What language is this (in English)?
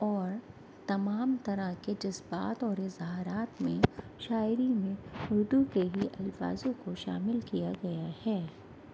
Urdu